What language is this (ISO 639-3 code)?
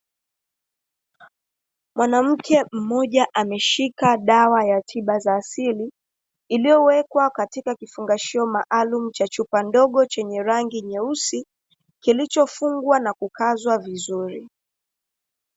swa